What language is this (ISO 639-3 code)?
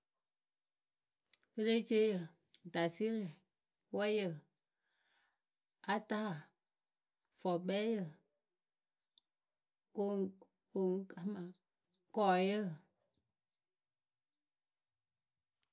keu